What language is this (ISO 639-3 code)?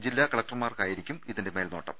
mal